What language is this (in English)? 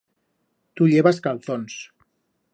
Aragonese